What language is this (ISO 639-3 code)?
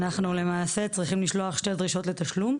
heb